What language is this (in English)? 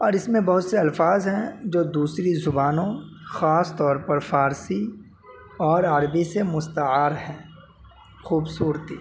Urdu